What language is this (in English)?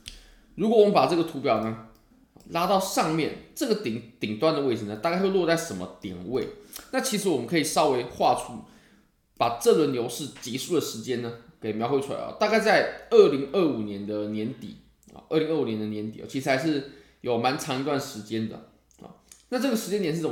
Chinese